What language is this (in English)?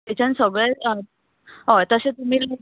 Konkani